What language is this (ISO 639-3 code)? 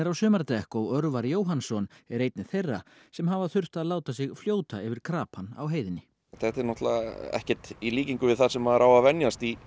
isl